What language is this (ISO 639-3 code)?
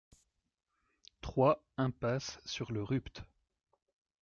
fra